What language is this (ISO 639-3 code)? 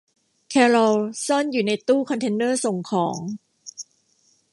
tha